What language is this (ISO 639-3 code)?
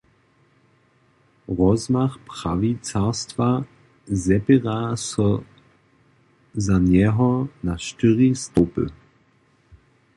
hsb